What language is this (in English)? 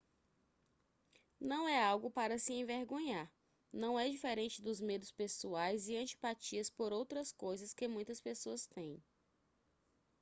Portuguese